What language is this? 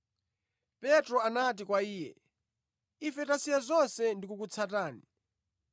Nyanja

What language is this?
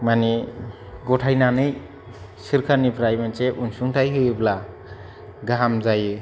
Bodo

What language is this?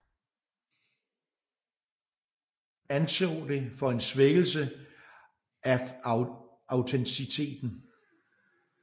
Danish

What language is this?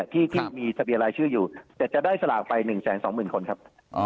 Thai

